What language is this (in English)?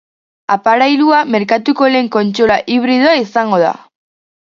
Basque